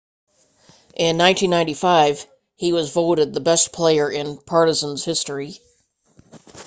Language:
English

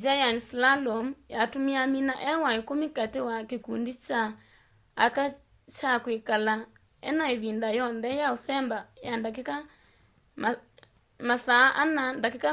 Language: Kamba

